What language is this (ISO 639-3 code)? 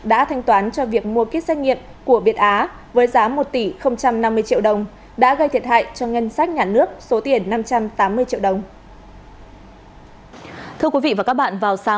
vie